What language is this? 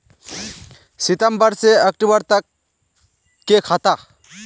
Magahi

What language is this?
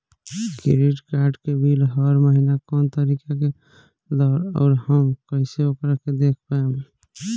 Bhojpuri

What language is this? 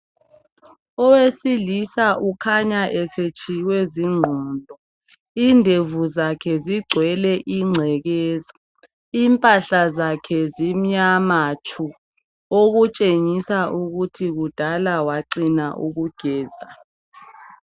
North Ndebele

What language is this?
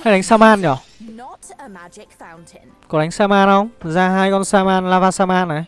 Vietnamese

